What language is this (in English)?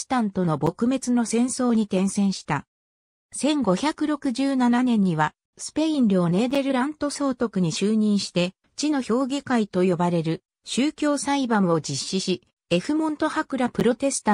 Japanese